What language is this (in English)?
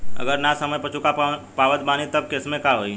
Bhojpuri